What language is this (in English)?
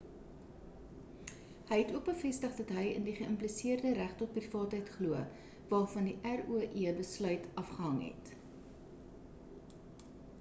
Afrikaans